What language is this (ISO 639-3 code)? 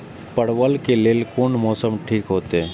mai